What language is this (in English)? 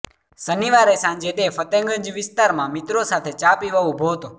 Gujarati